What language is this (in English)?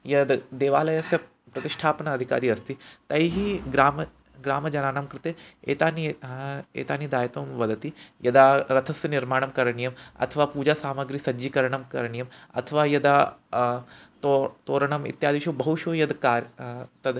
Sanskrit